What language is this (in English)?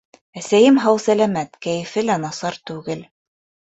Bashkir